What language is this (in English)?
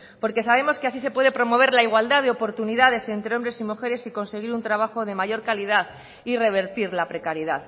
Spanish